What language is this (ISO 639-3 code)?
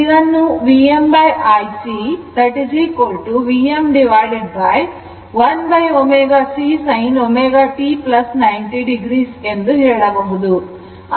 kan